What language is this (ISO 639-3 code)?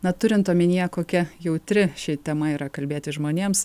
lit